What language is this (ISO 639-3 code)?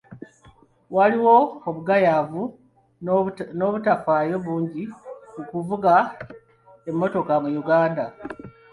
lug